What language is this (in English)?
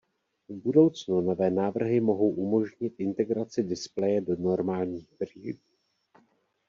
Czech